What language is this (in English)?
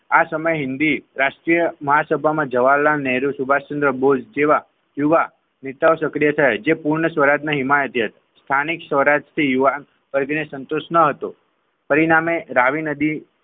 Gujarati